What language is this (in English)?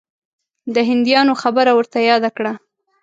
Pashto